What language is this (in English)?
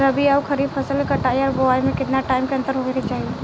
Bhojpuri